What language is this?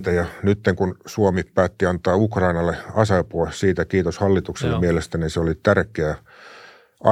Finnish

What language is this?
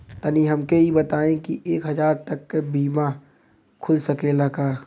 Bhojpuri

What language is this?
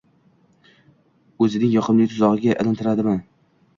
Uzbek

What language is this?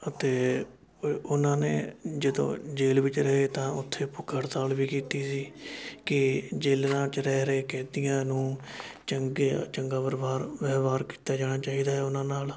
Punjabi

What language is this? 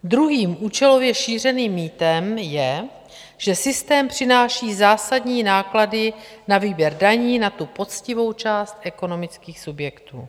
Czech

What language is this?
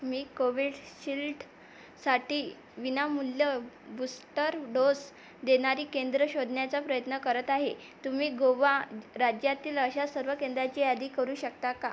Marathi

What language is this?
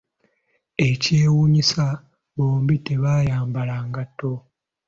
Ganda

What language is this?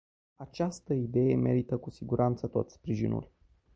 Romanian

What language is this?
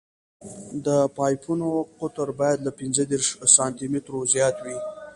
Pashto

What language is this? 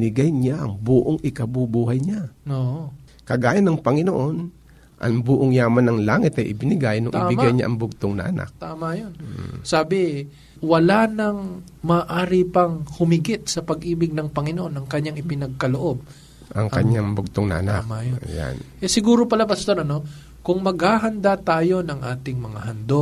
Filipino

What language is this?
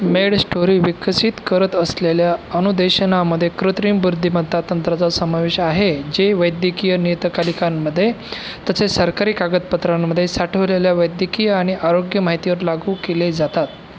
Marathi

